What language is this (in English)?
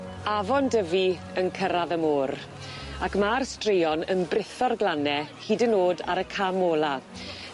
Welsh